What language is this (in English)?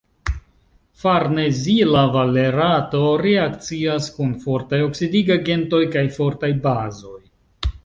Esperanto